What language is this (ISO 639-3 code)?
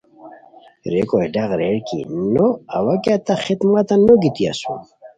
khw